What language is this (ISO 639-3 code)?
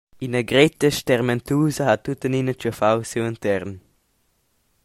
roh